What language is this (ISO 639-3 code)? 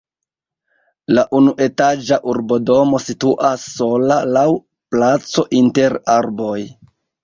epo